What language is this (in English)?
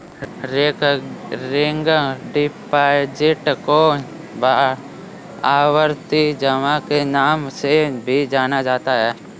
Hindi